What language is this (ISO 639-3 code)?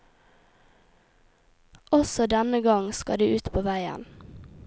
nor